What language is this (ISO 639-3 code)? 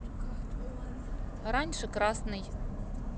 rus